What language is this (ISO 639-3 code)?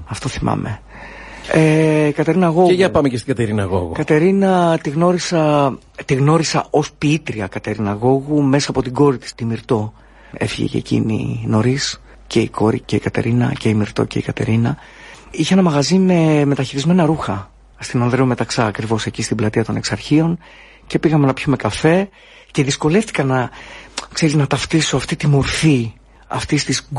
ell